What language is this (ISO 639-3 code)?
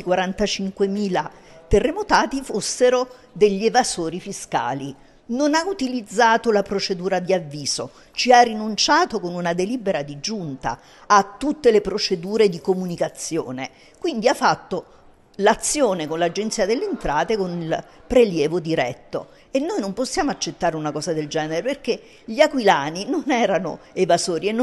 ita